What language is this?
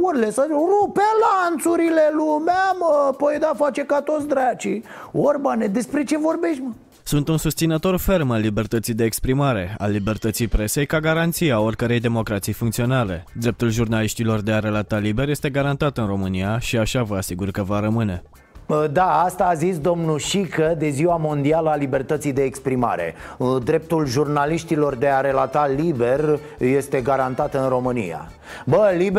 Romanian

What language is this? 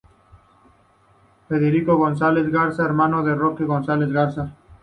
Spanish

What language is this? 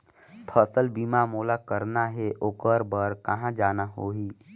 Chhattisgarhi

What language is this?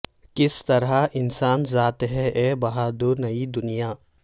Urdu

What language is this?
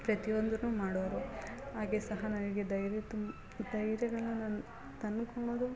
Kannada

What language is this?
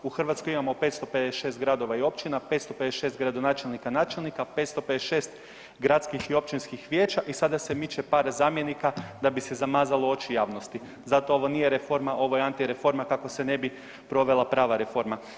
Croatian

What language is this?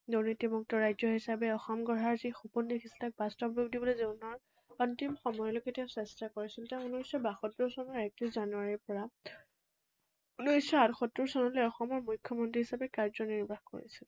Assamese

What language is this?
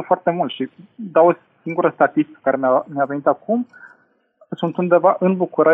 Romanian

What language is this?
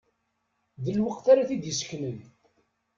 Kabyle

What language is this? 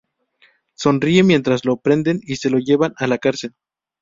Spanish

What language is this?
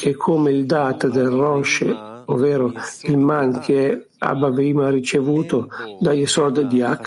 Italian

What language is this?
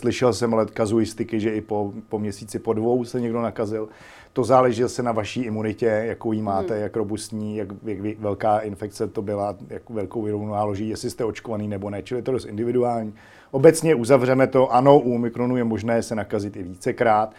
Czech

